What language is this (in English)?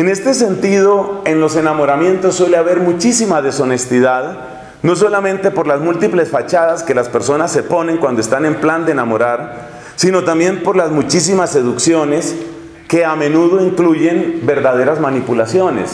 Spanish